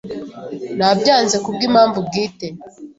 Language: Kinyarwanda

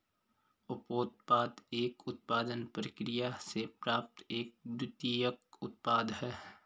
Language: Hindi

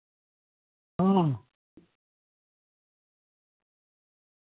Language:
Santali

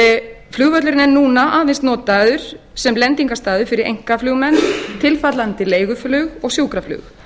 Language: Icelandic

